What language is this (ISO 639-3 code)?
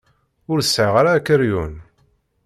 kab